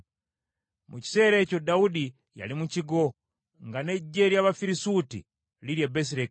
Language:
Ganda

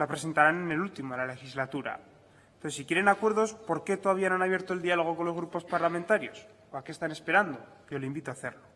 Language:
Spanish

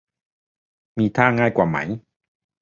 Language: Thai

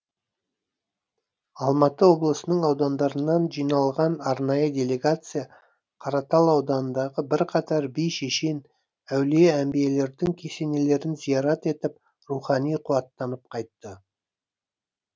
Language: Kazakh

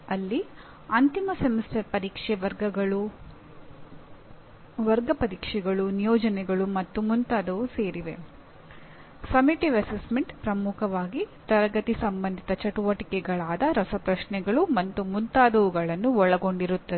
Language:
Kannada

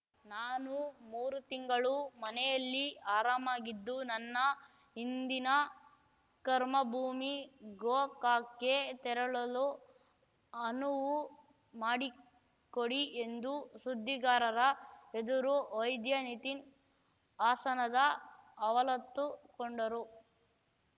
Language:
Kannada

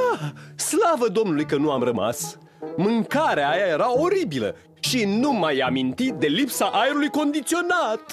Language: Romanian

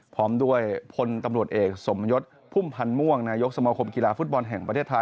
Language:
Thai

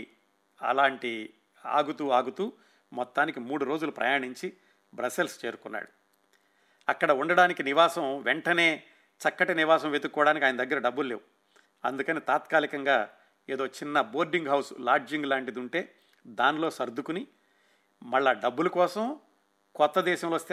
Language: Telugu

